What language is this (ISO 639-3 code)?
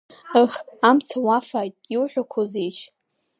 abk